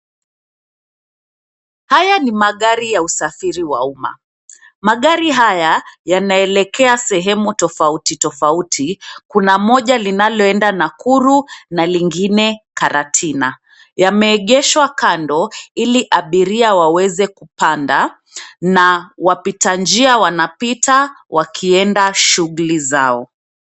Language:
Swahili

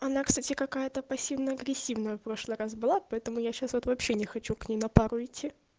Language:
Russian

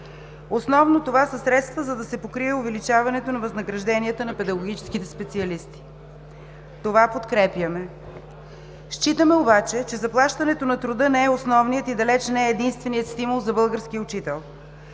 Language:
Bulgarian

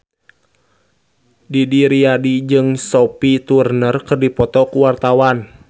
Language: Sundanese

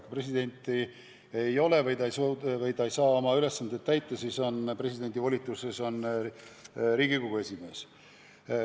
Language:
Estonian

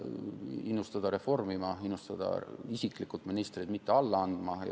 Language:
Estonian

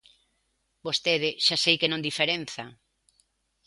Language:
Galician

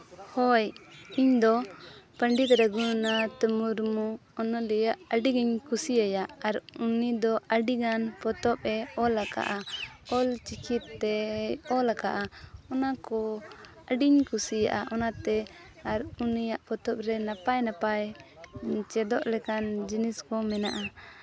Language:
Santali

